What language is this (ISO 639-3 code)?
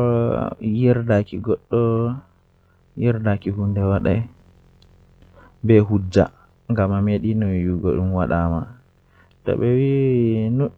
fuh